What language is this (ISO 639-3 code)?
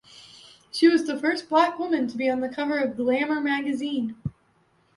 eng